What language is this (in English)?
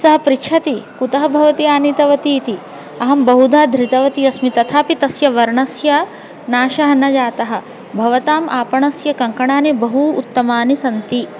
Sanskrit